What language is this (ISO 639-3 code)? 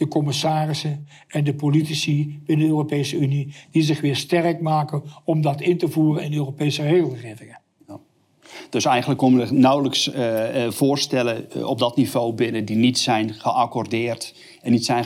nld